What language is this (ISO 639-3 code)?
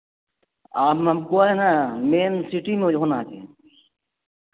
urd